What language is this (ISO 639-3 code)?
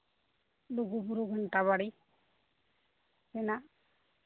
sat